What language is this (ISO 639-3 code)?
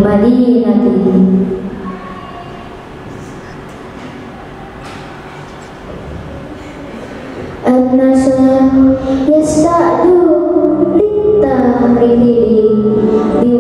ind